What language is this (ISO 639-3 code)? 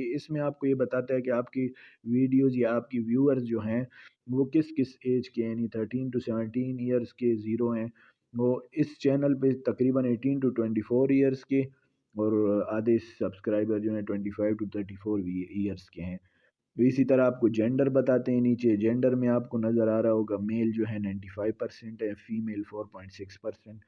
urd